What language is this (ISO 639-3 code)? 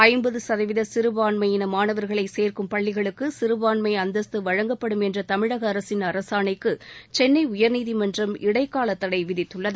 tam